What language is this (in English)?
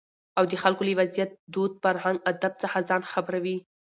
Pashto